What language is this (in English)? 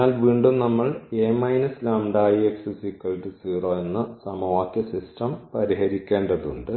Malayalam